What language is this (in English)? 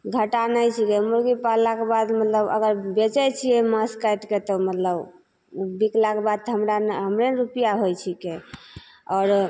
Maithili